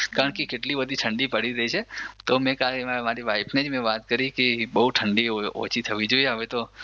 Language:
Gujarati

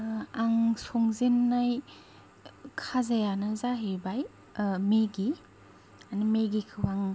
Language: Bodo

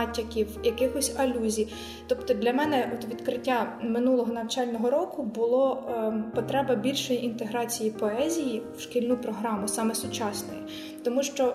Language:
Ukrainian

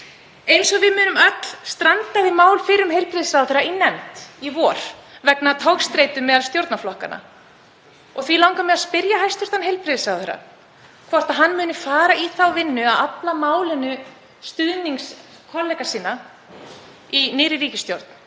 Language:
Icelandic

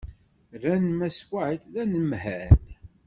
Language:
Kabyle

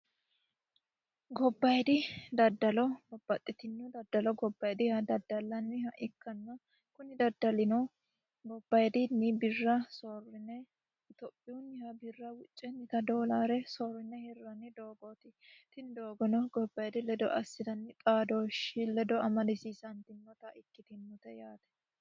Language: Sidamo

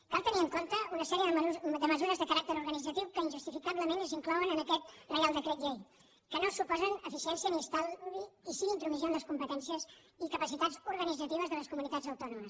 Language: Catalan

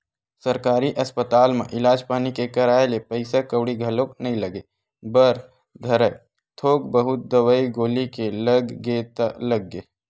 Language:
Chhattisgarhi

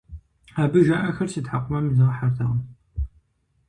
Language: Kabardian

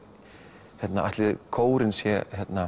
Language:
Icelandic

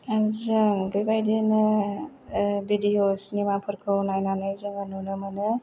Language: Bodo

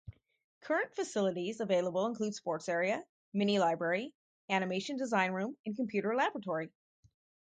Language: English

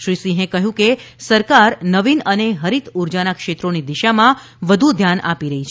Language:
Gujarati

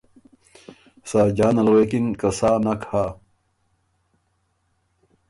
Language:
Ormuri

